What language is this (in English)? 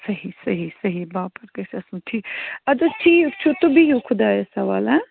Kashmiri